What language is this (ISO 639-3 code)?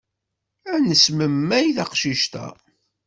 kab